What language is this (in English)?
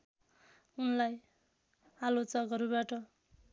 Nepali